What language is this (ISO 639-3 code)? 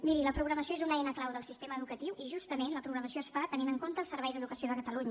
cat